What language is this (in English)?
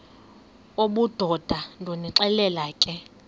Xhosa